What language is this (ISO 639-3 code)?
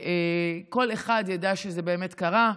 heb